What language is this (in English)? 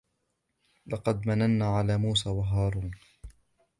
Arabic